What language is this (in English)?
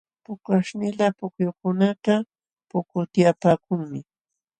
Jauja Wanca Quechua